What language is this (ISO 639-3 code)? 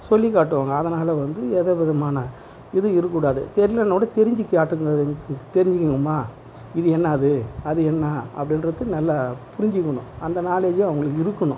tam